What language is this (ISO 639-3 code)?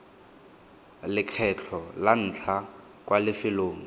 tsn